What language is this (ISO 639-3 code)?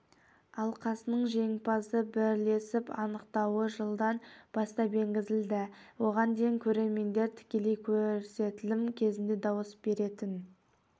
kaz